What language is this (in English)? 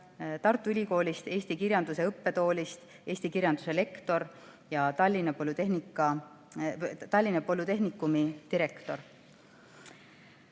Estonian